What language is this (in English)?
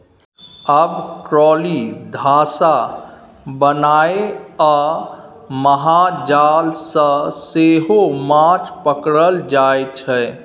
Maithili